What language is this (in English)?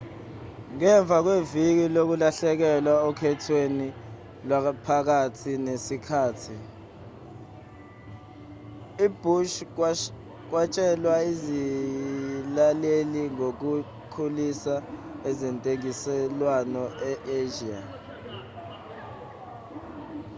Zulu